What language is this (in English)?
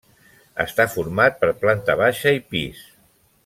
Catalan